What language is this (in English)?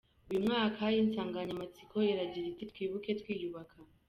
Kinyarwanda